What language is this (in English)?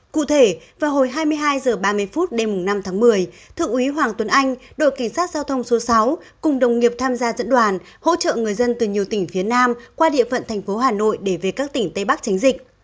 Vietnamese